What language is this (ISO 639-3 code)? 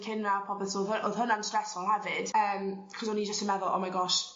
cym